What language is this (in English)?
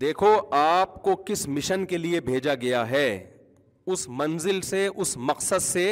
Urdu